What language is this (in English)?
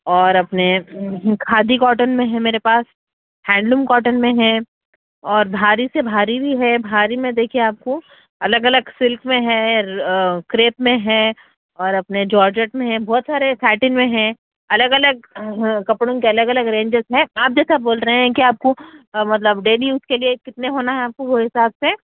Urdu